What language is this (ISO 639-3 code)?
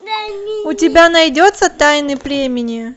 rus